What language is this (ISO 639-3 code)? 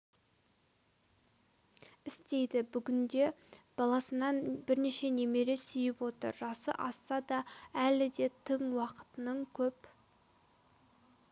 kaz